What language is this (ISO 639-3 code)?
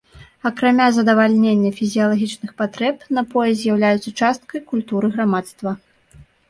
bel